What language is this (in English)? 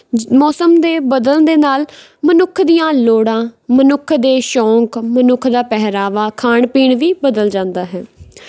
Punjabi